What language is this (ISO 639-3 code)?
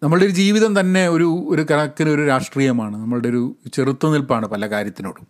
mal